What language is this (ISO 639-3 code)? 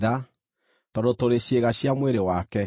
kik